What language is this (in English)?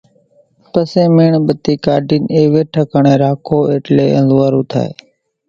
Kachi Koli